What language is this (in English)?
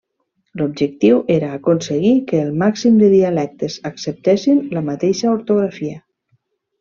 Catalan